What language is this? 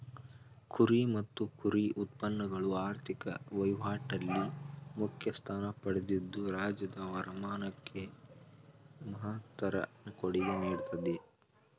Kannada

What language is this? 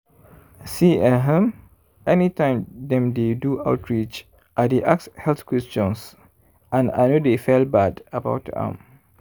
Nigerian Pidgin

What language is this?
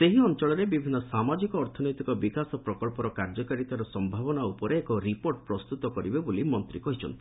Odia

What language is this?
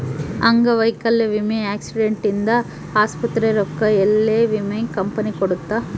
Kannada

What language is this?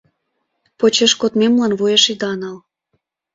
Mari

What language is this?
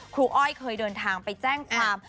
Thai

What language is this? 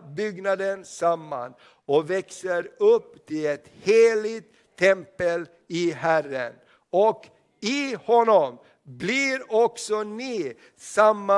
Swedish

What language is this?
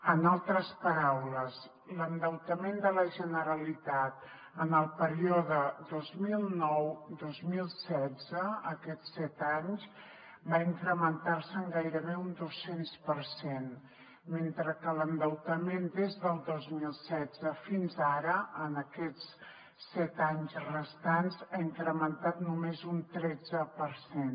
Catalan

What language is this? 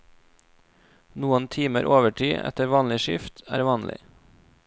Norwegian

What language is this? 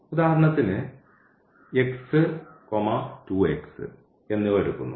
Malayalam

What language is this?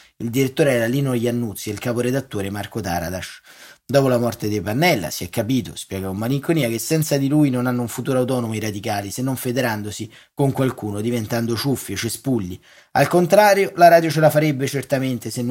Italian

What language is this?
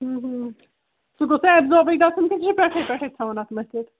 Kashmiri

